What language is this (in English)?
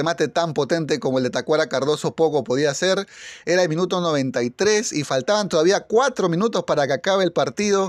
Spanish